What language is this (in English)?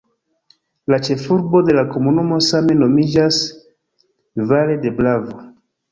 Esperanto